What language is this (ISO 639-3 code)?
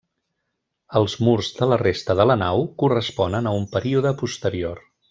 cat